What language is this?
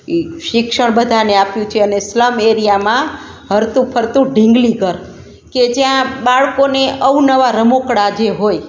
Gujarati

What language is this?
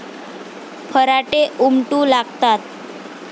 Marathi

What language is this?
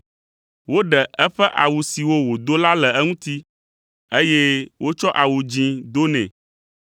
Ewe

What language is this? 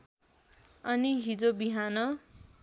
Nepali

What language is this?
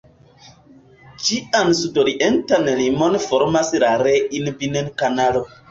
Esperanto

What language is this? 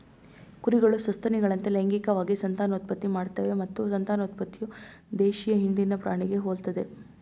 Kannada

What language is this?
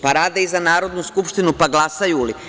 Serbian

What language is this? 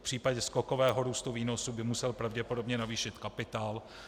Czech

